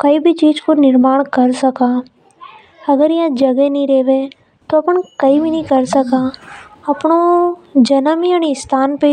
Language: Hadothi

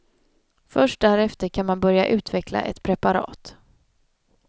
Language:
Swedish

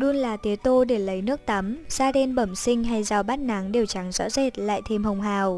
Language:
Vietnamese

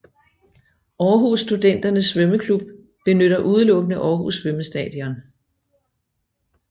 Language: Danish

